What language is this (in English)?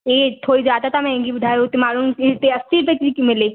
Sindhi